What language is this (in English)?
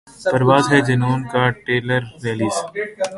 Urdu